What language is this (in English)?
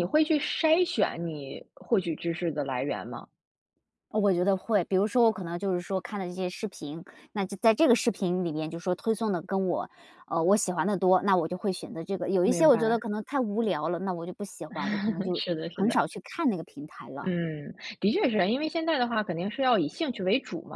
Chinese